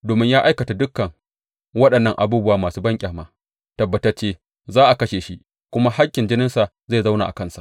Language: Hausa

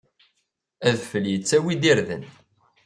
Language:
Kabyle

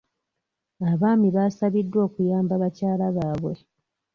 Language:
Ganda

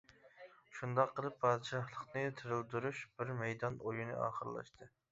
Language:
Uyghur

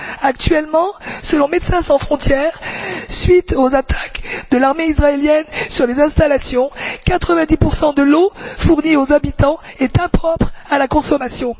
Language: French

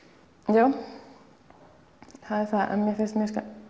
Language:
Icelandic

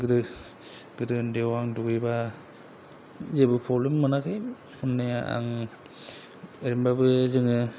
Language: Bodo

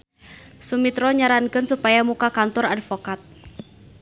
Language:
Sundanese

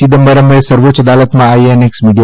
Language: Gujarati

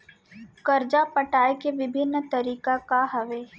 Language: Chhattisgarhi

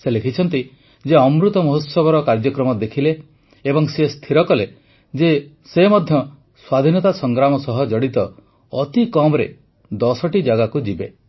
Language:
Odia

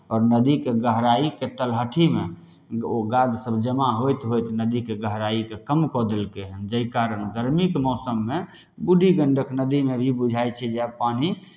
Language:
Maithili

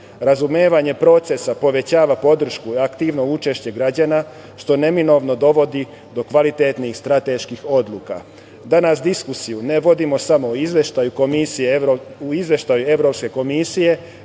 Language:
Serbian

